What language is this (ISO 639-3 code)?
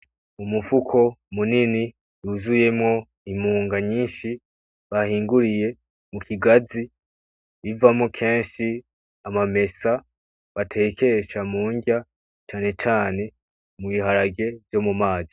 run